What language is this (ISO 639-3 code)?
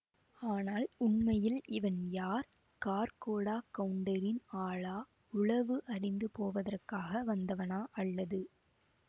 tam